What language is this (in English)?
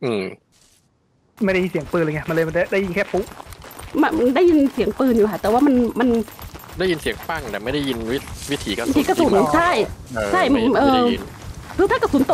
Thai